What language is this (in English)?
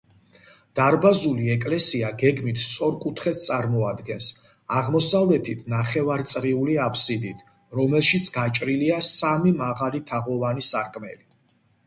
Georgian